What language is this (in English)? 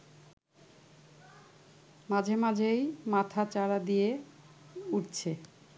Bangla